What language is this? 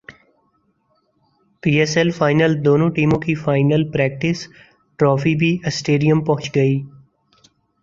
Urdu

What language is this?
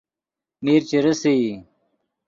Yidgha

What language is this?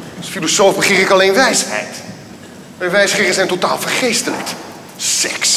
Dutch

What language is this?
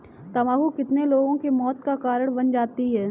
Hindi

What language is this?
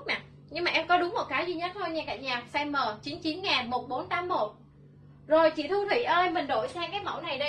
Vietnamese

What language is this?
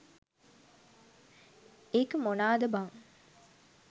Sinhala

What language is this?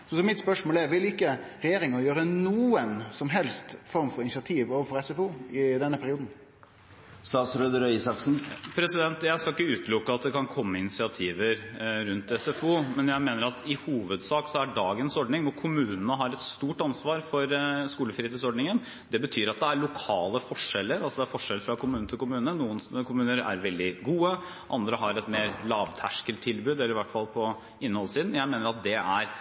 Norwegian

